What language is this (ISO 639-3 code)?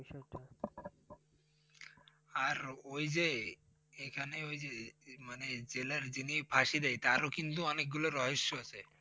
ben